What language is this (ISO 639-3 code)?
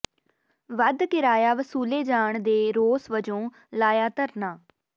pan